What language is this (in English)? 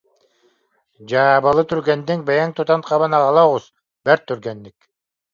Yakut